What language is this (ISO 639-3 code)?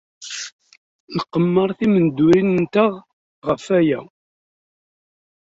kab